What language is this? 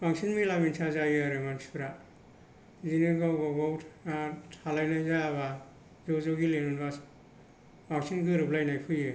Bodo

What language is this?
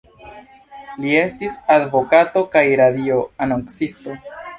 Esperanto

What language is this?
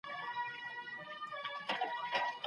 Pashto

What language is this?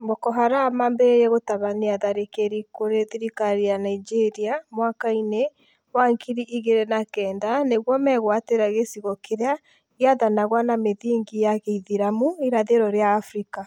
Kikuyu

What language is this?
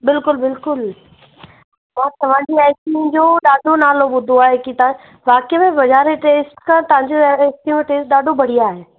Sindhi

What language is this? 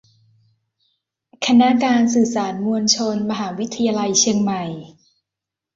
Thai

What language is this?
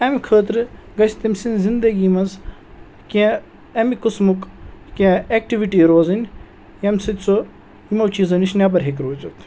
Kashmiri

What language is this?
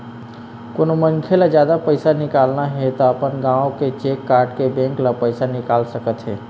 Chhattisgarhi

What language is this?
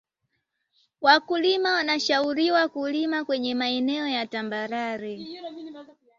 Swahili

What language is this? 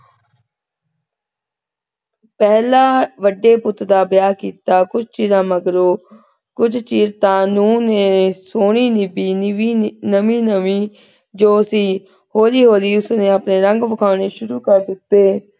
Punjabi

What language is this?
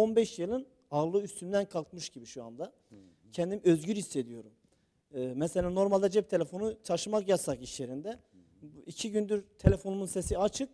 Turkish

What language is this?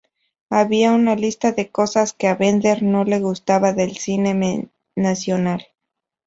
Spanish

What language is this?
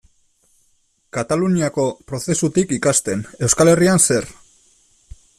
Basque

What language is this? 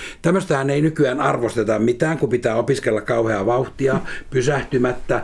Finnish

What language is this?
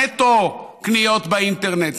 Hebrew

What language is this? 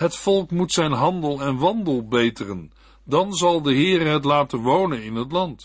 Dutch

